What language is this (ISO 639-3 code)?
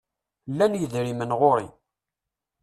kab